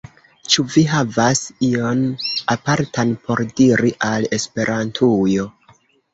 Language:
Esperanto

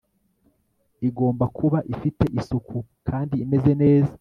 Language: Kinyarwanda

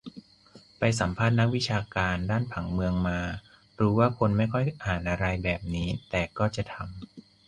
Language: Thai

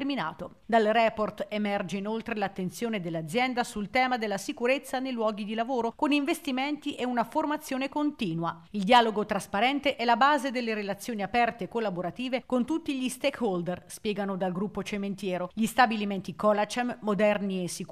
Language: Italian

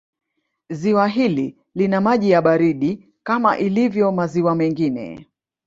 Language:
Swahili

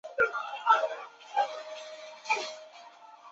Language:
Chinese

